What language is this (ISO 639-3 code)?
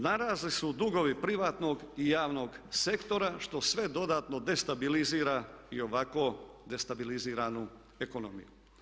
hrv